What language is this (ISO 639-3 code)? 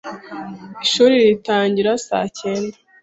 kin